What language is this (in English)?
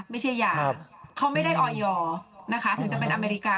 Thai